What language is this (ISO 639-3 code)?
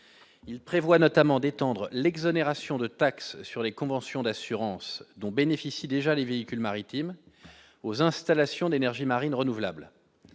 fra